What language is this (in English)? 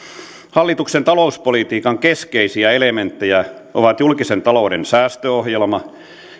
Finnish